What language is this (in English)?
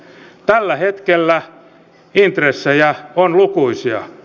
Finnish